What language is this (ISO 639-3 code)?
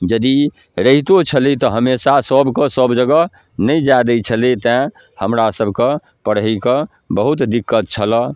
mai